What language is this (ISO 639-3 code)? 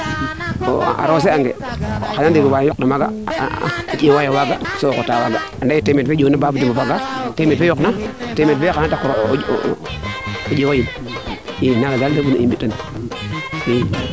srr